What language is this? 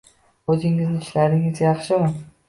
Uzbek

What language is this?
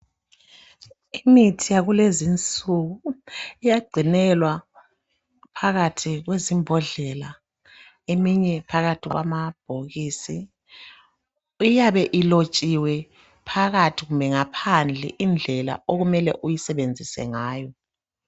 North Ndebele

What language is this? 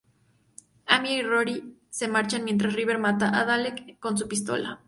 Spanish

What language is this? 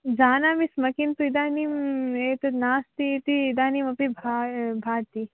Sanskrit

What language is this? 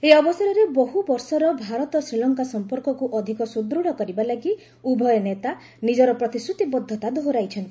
Odia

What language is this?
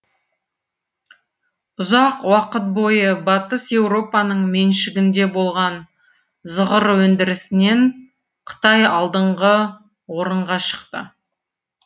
Kazakh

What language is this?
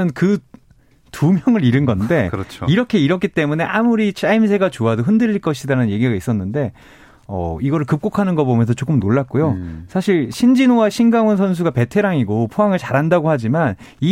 Korean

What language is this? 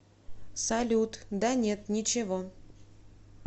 Russian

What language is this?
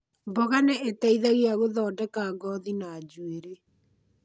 Kikuyu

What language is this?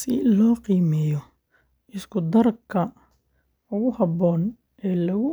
Somali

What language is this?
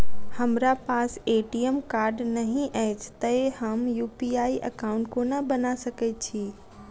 Maithili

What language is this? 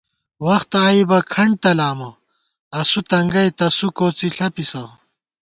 Gawar-Bati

